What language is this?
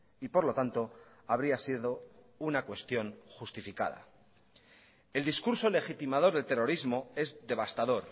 Spanish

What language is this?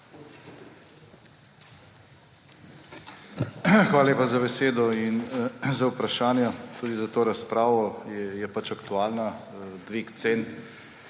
Slovenian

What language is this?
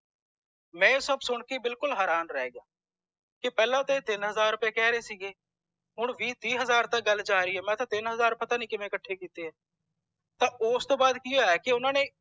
Punjabi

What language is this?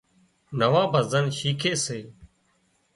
Wadiyara Koli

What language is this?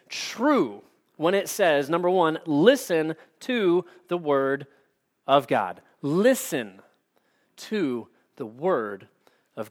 English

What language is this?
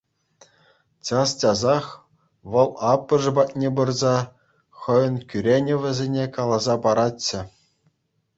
Chuvash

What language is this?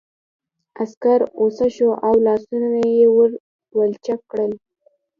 Pashto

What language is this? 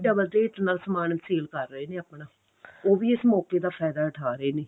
Punjabi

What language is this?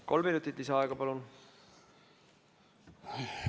Estonian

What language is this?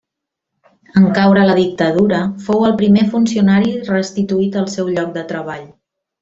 Catalan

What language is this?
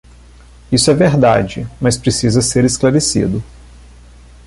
Portuguese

